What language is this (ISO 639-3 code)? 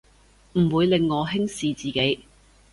yue